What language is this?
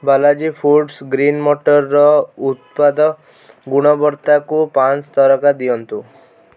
Odia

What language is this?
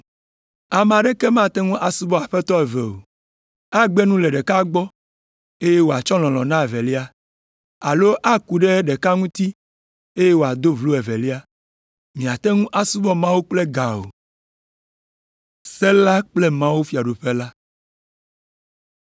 Ewe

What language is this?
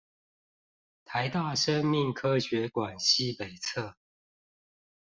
Chinese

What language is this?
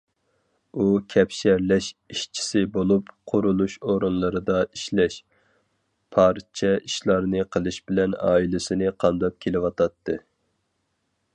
Uyghur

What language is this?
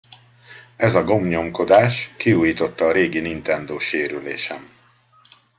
Hungarian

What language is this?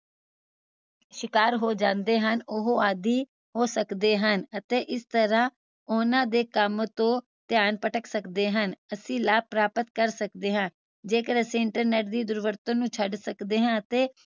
Punjabi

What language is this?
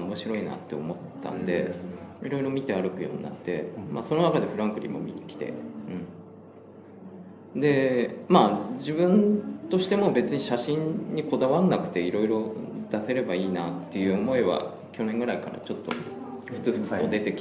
Japanese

